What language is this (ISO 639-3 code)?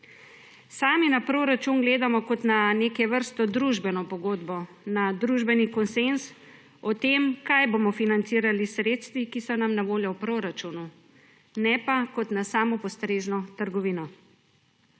slv